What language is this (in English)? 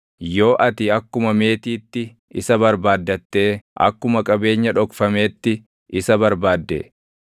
Oromo